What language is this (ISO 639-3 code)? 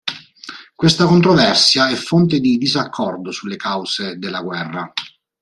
ita